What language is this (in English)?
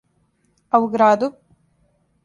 Serbian